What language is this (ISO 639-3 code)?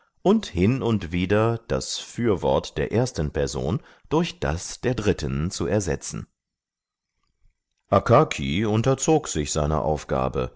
deu